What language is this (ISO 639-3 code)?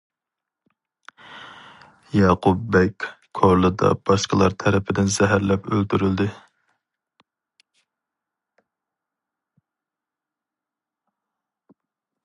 uig